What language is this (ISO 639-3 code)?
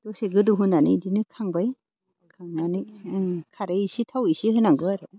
brx